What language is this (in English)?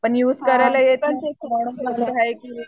Marathi